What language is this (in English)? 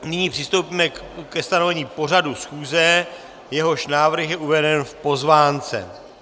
Czech